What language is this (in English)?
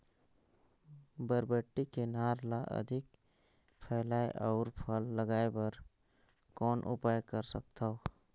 Chhattisgarhi